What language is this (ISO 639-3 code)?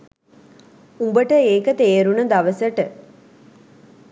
sin